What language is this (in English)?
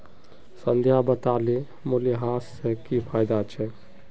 Magahi